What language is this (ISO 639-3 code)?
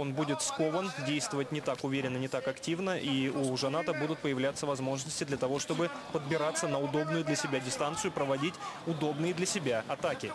rus